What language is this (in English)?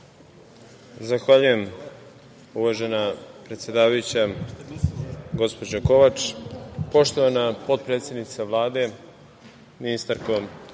Serbian